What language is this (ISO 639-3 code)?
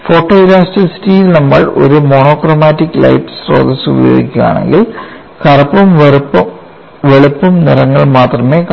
mal